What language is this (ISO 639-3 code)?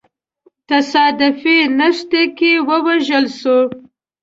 pus